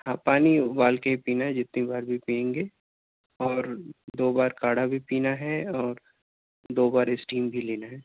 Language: Urdu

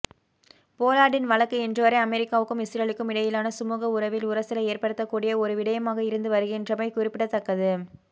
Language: Tamil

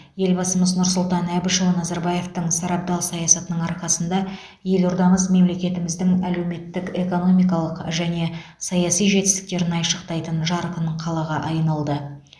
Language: Kazakh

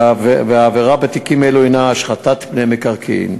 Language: Hebrew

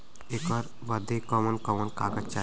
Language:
Bhojpuri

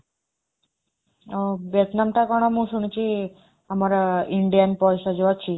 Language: Odia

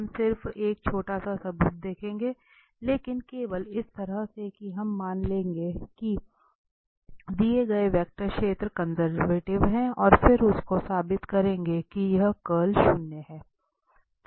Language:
Hindi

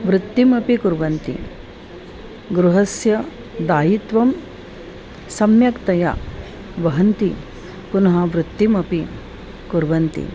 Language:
Sanskrit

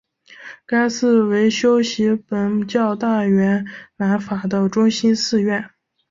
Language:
Chinese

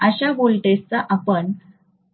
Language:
Marathi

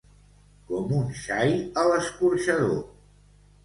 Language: Catalan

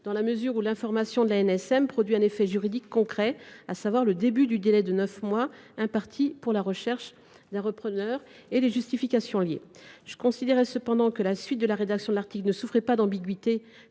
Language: French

